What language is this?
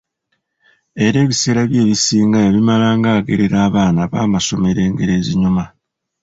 Ganda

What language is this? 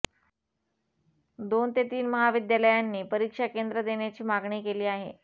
Marathi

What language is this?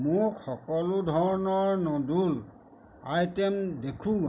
Assamese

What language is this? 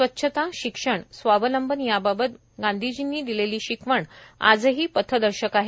Marathi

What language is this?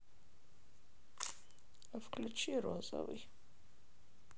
Russian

